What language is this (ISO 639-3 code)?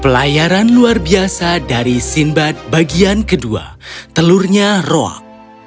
ind